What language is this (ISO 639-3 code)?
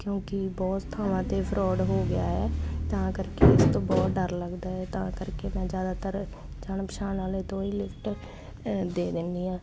pan